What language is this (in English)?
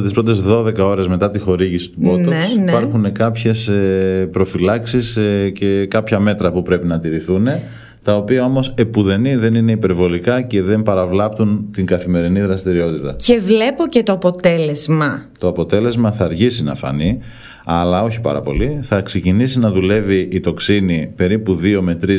Greek